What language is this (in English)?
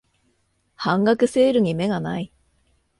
Japanese